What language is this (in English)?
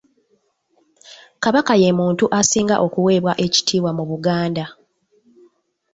Ganda